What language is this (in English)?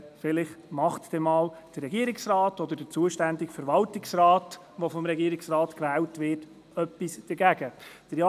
Swiss German